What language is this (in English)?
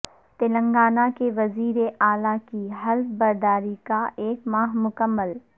Urdu